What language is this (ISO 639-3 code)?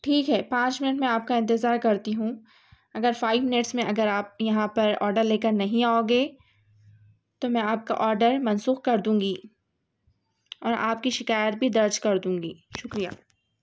urd